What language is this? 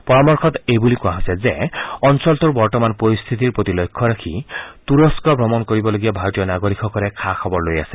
Assamese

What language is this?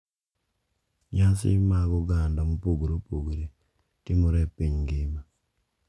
Luo (Kenya and Tanzania)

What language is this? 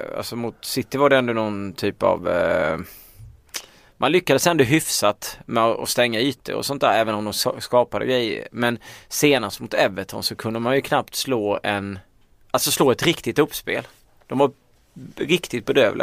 Swedish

